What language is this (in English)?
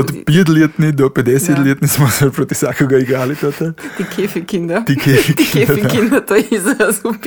Croatian